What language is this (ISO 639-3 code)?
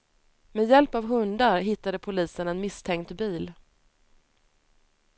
swe